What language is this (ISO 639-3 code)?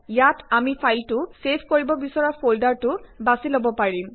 asm